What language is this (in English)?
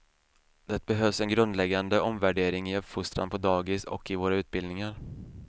Swedish